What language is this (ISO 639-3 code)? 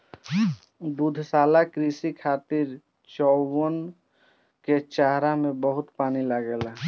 bho